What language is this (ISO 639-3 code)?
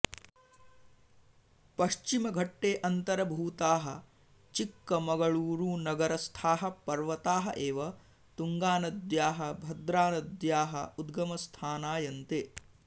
san